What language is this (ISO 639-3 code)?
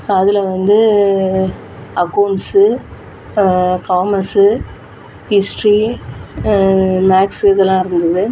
tam